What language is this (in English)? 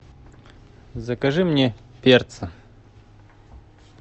Russian